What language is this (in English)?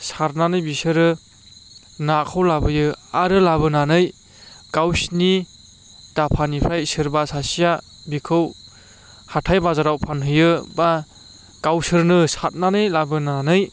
Bodo